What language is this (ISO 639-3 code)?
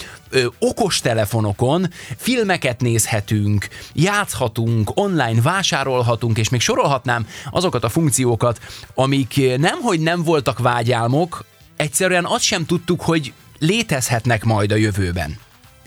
hun